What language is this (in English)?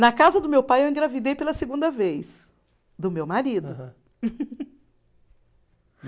Portuguese